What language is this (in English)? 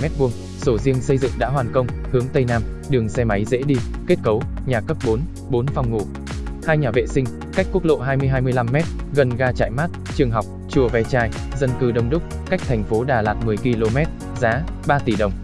Vietnamese